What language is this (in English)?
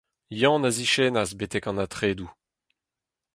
Breton